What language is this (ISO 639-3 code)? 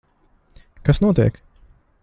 lav